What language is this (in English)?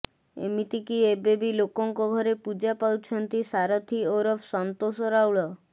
Odia